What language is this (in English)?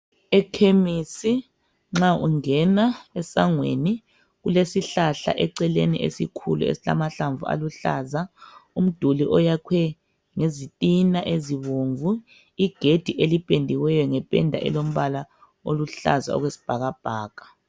North Ndebele